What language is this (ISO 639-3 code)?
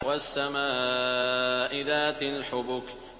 ara